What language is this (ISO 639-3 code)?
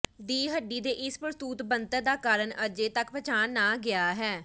pan